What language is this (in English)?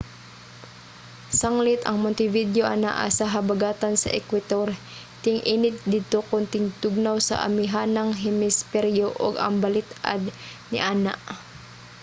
Cebuano